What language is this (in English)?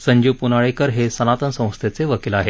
Marathi